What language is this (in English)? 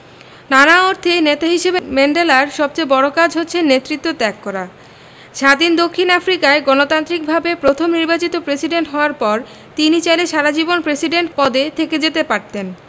Bangla